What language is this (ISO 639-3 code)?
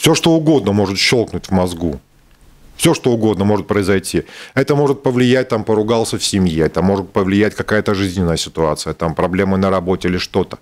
rus